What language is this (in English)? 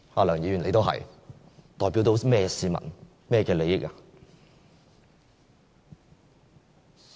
Cantonese